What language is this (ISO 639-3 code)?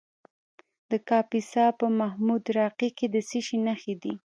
pus